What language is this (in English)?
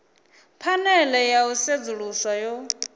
Venda